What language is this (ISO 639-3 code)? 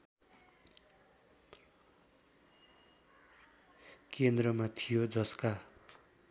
nep